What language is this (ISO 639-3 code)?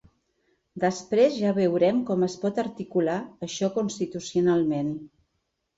cat